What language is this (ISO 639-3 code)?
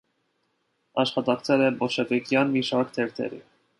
hye